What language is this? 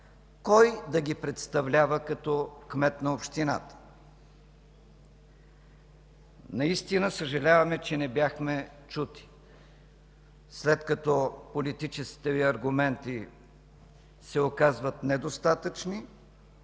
Bulgarian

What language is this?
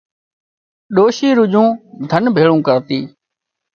Wadiyara Koli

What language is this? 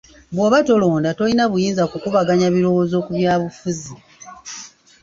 Ganda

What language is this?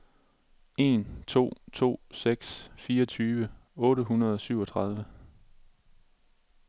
Danish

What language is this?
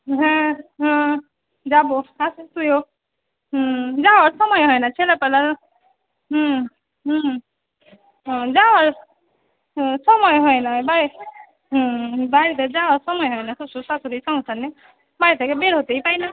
Bangla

